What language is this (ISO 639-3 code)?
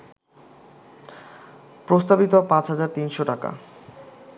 ben